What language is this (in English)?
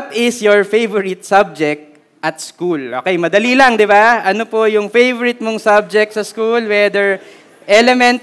Filipino